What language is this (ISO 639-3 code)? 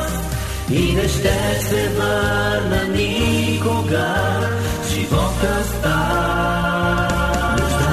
bul